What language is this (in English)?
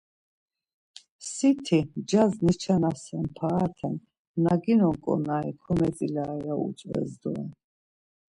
Laz